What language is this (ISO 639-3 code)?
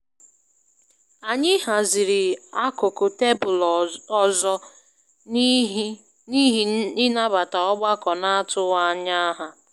ibo